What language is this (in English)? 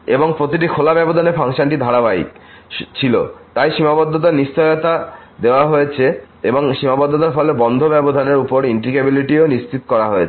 Bangla